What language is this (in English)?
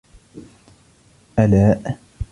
Arabic